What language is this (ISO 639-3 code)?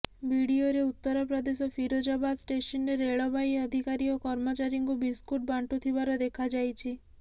ori